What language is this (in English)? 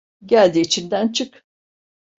Turkish